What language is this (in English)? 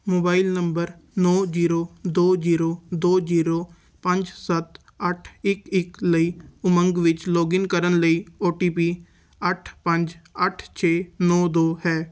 Punjabi